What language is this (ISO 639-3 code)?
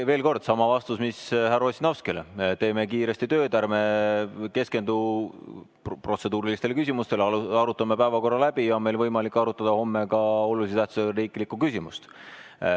est